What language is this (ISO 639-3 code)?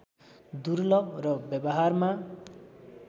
nep